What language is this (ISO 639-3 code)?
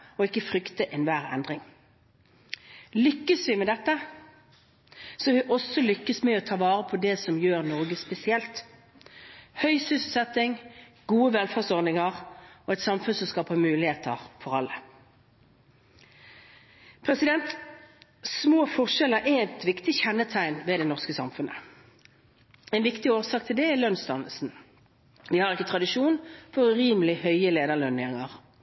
nob